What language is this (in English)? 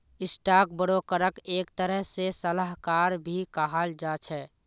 Magahi